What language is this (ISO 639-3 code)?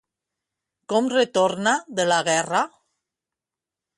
cat